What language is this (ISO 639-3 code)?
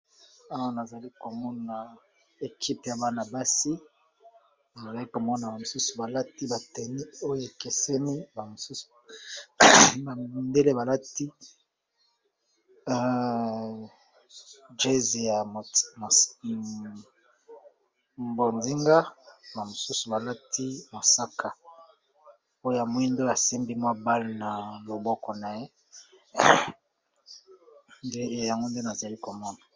lin